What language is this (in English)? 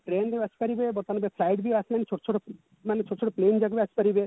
Odia